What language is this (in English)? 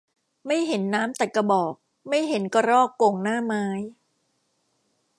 Thai